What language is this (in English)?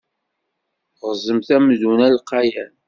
Kabyle